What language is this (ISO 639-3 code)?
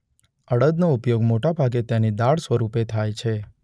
guj